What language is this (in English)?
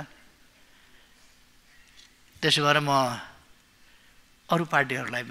Romanian